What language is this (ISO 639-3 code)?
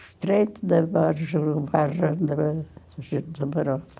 por